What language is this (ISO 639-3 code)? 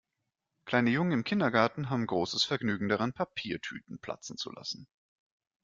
deu